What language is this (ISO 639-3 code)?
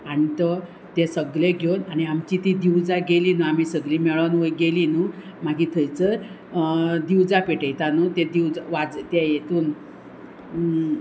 kok